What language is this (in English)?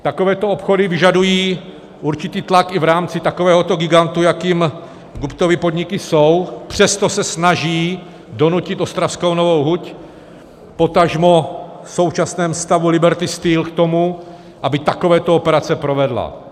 Czech